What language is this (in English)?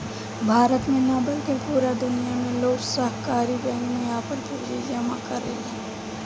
Bhojpuri